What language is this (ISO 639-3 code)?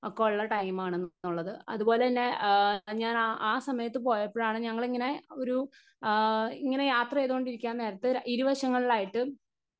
mal